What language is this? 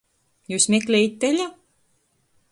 Latgalian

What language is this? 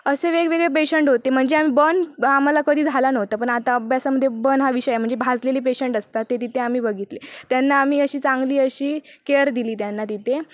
Marathi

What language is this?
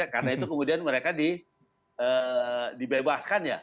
Indonesian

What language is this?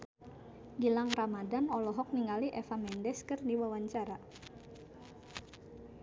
Sundanese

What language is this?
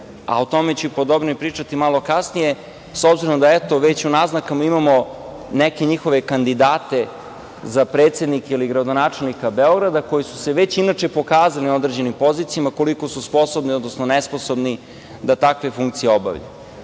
Serbian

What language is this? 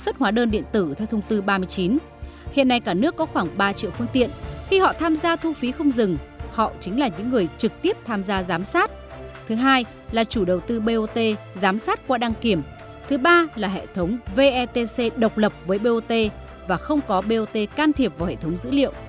Vietnamese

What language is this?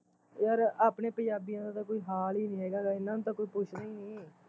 Punjabi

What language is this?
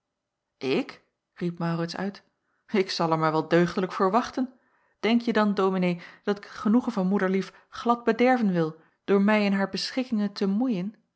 Dutch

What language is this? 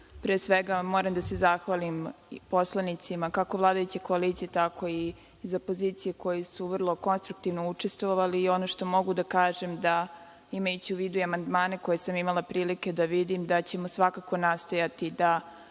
Serbian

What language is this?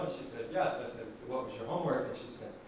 English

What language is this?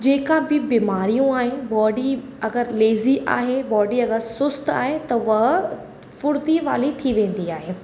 Sindhi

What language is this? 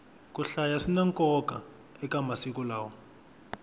Tsonga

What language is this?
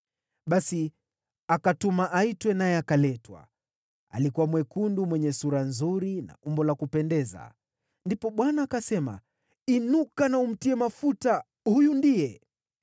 Swahili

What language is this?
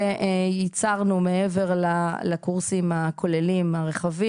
Hebrew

